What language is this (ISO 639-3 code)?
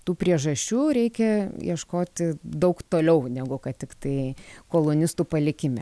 lit